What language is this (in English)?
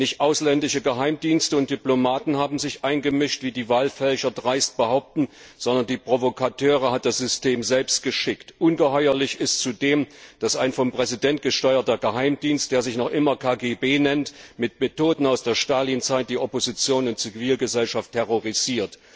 German